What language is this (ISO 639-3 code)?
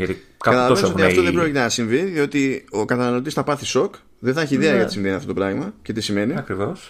ell